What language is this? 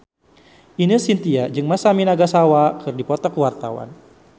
Sundanese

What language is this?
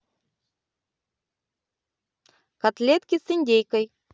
Russian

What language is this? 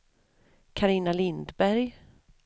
Swedish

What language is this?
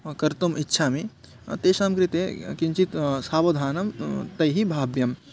Sanskrit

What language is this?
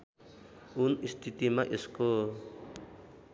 Nepali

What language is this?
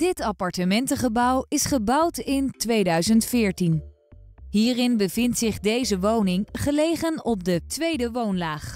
Dutch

